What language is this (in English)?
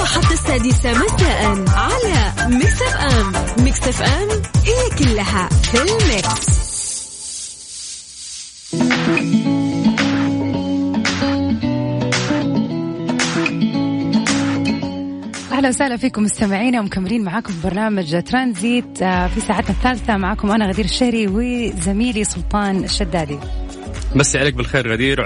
Arabic